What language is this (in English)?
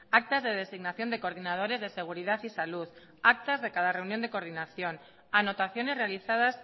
Spanish